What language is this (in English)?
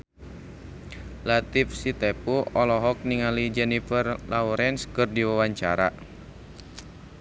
Sundanese